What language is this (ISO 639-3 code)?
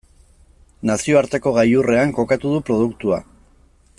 eus